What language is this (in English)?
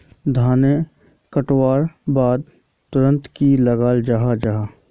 Magahi